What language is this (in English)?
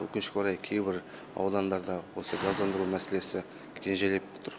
Kazakh